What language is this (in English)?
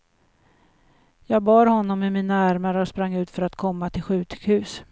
Swedish